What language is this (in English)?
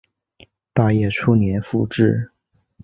Chinese